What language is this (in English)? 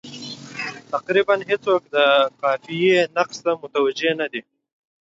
Pashto